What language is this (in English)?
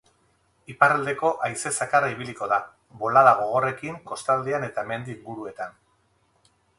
Basque